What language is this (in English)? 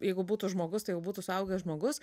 Lithuanian